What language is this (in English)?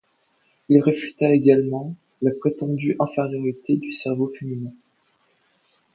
French